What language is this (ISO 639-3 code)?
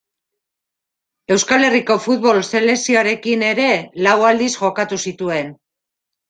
eus